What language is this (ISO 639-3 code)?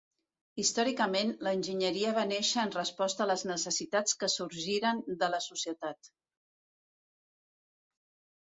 cat